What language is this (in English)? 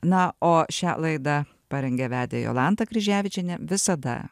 Lithuanian